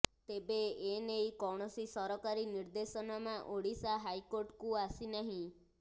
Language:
Odia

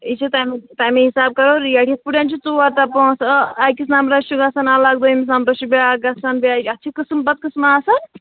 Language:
Kashmiri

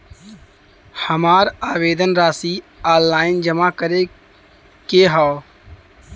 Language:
Bhojpuri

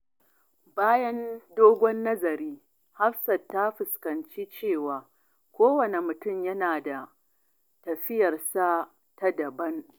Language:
Hausa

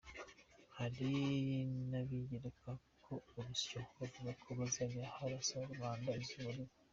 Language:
Kinyarwanda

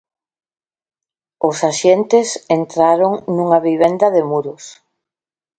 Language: Galician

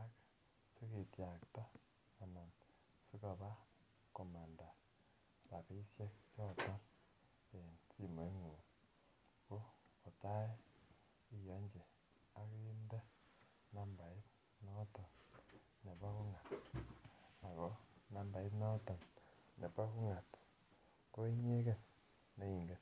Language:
Kalenjin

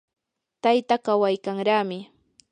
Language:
Yanahuanca Pasco Quechua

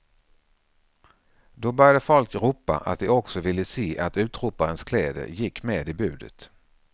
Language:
Swedish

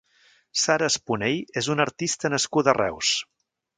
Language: Catalan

